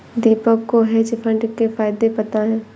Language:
Hindi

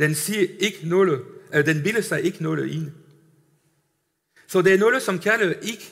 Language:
Danish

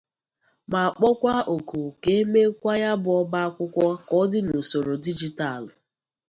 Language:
Igbo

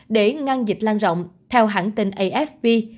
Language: Vietnamese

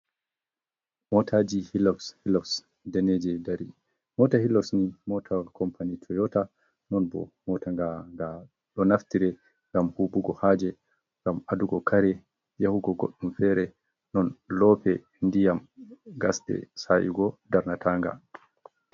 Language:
Fula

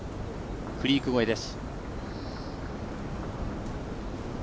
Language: Japanese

